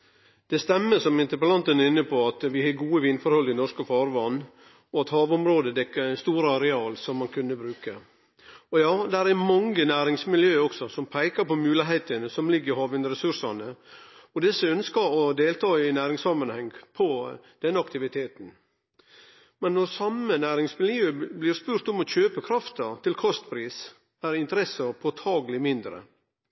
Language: Norwegian Nynorsk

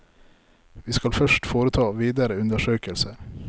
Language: Norwegian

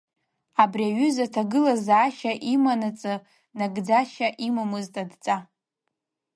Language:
Abkhazian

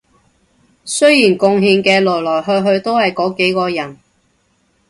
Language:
Cantonese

